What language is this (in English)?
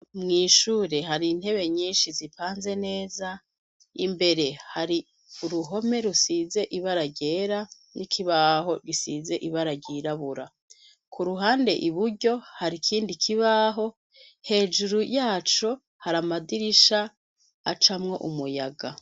Rundi